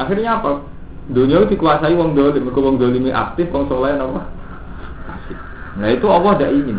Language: Indonesian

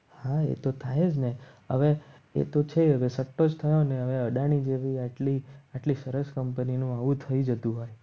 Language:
Gujarati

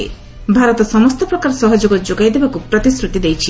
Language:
Odia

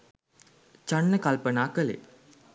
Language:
Sinhala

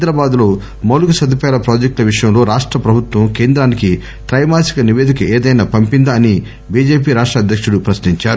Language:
Telugu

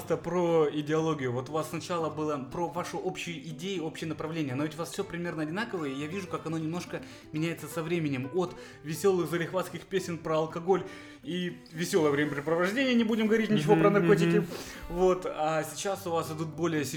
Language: Russian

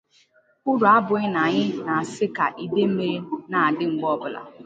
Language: Igbo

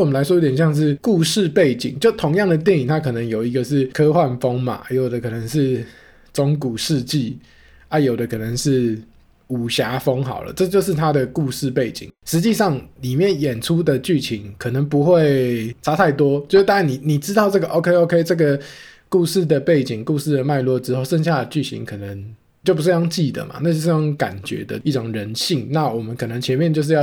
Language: Chinese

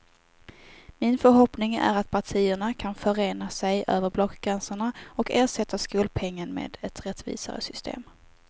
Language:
Swedish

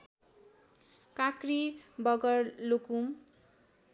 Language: Nepali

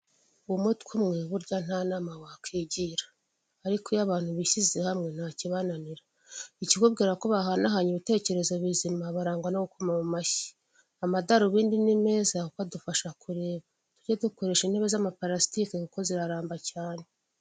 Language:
Kinyarwanda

